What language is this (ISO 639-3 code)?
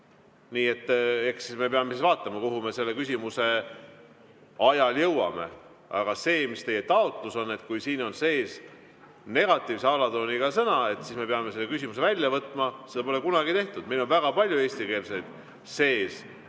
est